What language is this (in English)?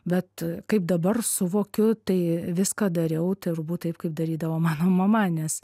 Lithuanian